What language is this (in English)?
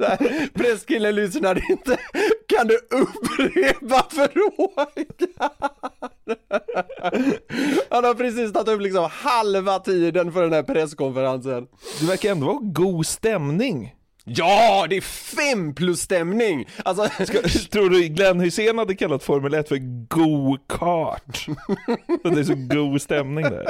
Swedish